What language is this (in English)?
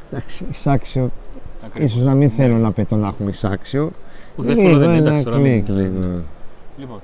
Greek